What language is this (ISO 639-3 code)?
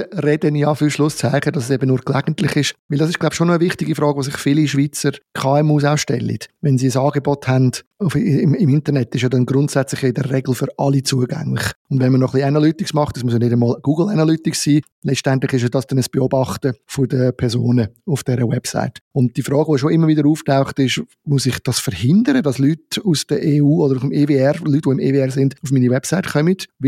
deu